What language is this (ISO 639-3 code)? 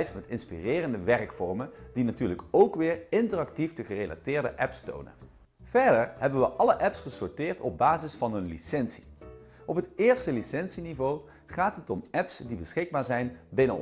nld